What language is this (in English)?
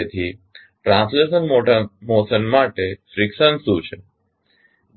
Gujarati